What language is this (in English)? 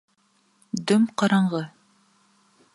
Bashkir